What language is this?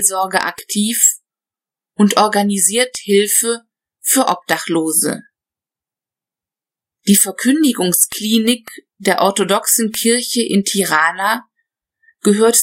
German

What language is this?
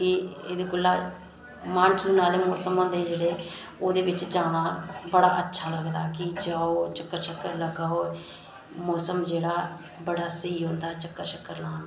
Dogri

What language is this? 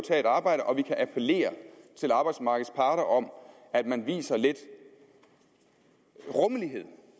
Danish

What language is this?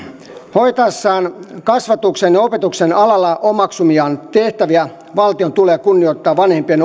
Finnish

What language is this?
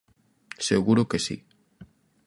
Galician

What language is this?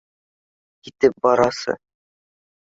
Bashkir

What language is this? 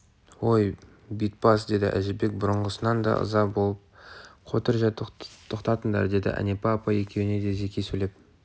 Kazakh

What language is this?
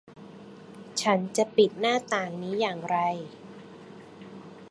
Thai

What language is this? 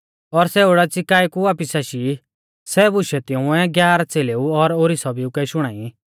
Mahasu Pahari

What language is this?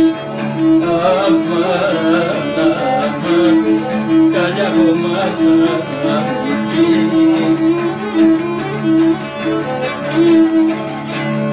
Greek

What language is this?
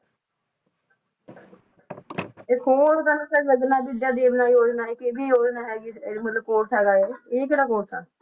Punjabi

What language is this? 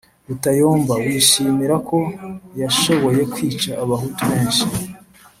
Kinyarwanda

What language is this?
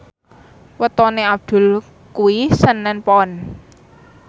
Javanese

